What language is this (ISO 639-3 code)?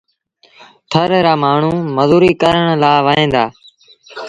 sbn